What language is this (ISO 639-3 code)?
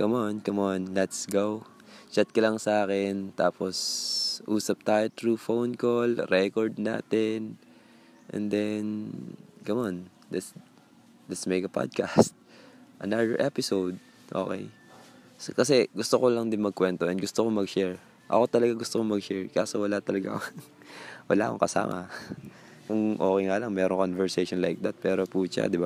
fil